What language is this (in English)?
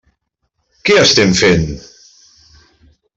Catalan